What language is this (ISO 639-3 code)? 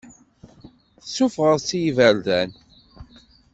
kab